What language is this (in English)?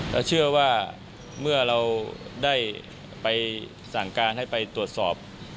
Thai